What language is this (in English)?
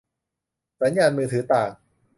Thai